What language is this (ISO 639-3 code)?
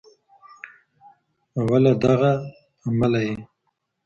pus